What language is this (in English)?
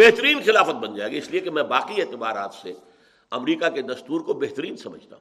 Urdu